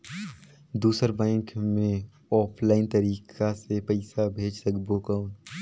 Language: Chhattisgarhi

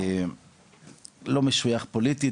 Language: Hebrew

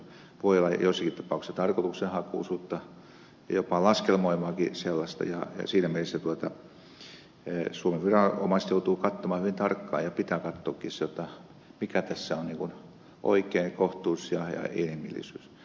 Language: Finnish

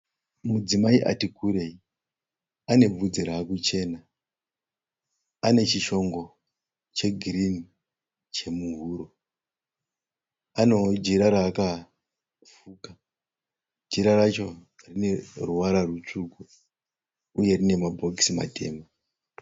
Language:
Shona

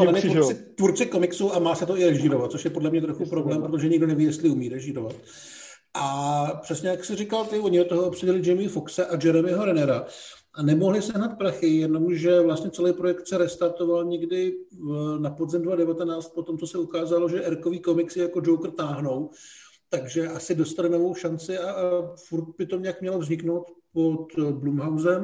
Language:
Czech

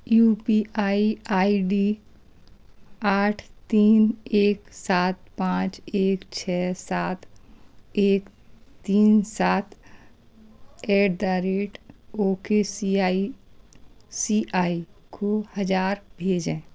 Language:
Hindi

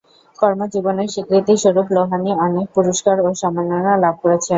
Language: Bangla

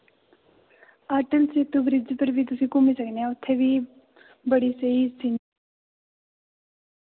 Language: Dogri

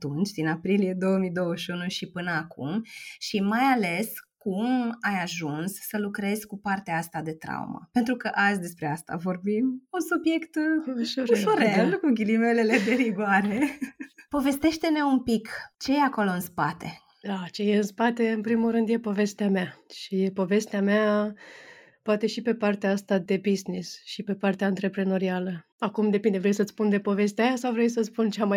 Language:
Romanian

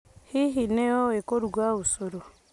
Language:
Kikuyu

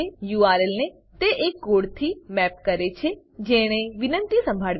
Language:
Gujarati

